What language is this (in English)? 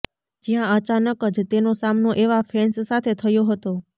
Gujarati